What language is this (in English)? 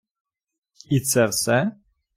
Ukrainian